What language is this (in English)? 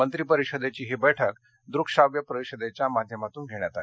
Marathi